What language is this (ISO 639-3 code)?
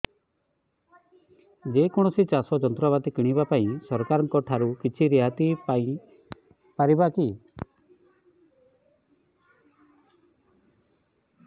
ori